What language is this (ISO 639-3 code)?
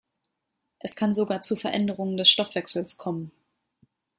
deu